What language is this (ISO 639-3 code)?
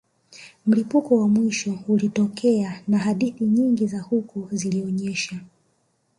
swa